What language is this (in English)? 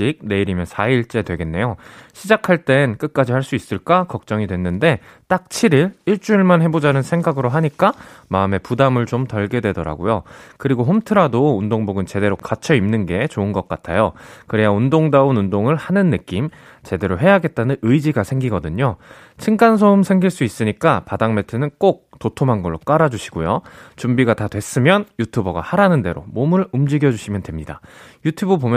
Korean